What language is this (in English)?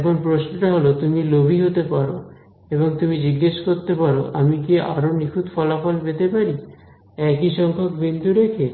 Bangla